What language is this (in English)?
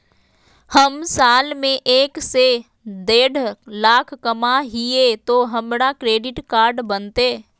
Magahi